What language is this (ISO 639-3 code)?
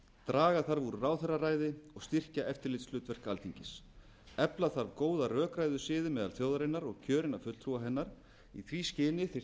isl